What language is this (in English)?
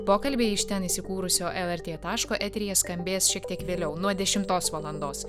Lithuanian